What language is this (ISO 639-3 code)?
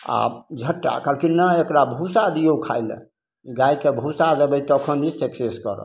mai